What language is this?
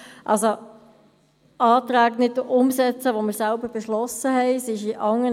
Swiss German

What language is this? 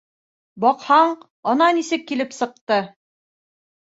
Bashkir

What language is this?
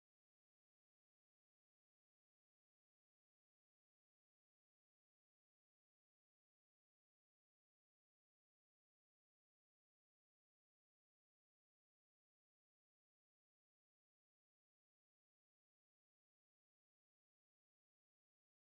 Indonesian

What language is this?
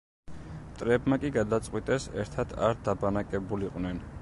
Georgian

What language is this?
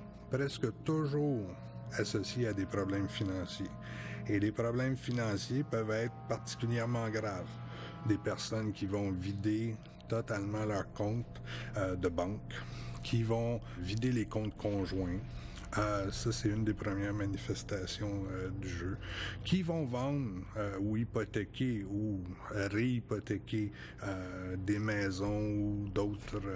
French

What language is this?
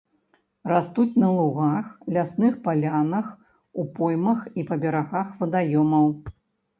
Belarusian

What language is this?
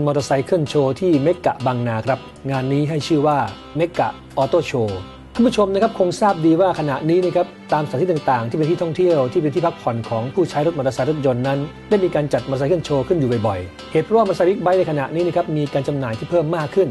Thai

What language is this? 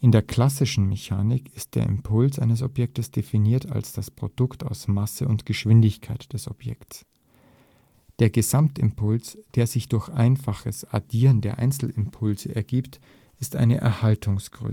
German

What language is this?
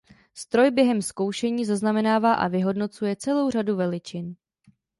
Czech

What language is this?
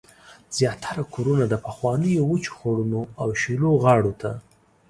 Pashto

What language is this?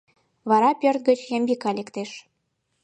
Mari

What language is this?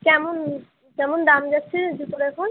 Bangla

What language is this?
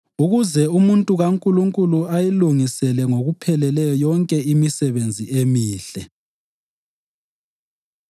North Ndebele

